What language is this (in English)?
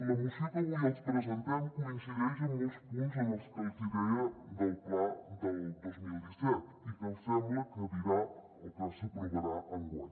Catalan